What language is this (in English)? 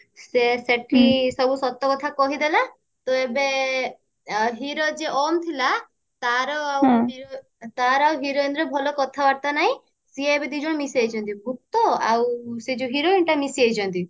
Odia